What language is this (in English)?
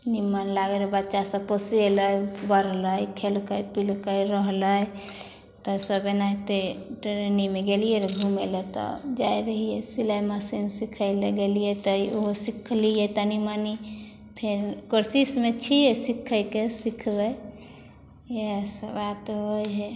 Maithili